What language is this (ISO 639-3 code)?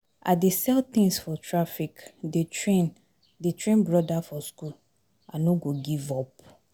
pcm